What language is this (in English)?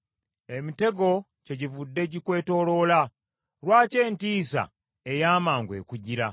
Ganda